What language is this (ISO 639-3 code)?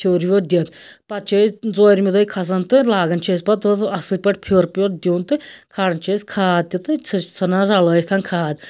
kas